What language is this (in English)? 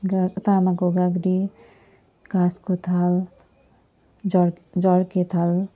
Nepali